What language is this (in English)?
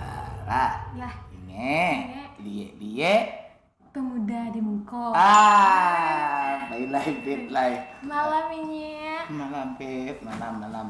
Indonesian